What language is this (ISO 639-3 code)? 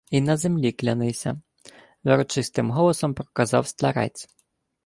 ukr